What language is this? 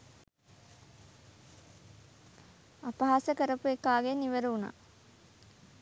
Sinhala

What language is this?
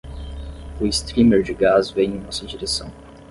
Portuguese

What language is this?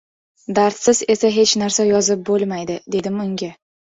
Uzbek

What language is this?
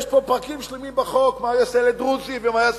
Hebrew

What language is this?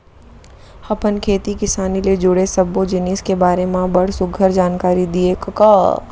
Chhattisgarhi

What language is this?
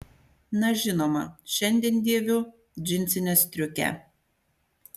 Lithuanian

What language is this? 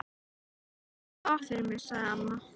Icelandic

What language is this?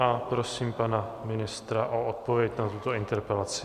Czech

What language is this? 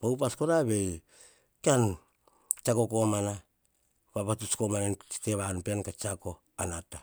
Hahon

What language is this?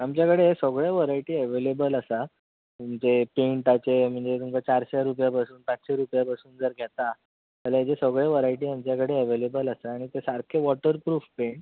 Konkani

